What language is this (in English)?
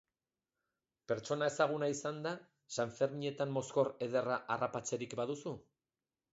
Basque